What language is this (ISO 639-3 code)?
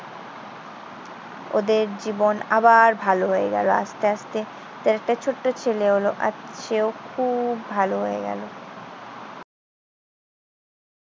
ben